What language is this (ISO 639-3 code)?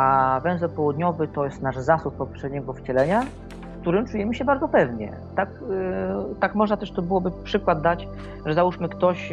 pol